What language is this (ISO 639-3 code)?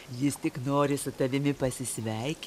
lit